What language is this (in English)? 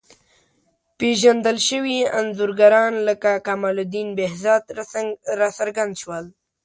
Pashto